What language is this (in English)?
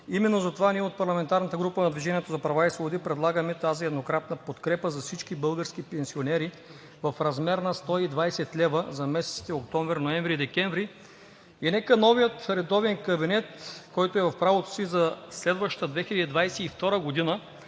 Bulgarian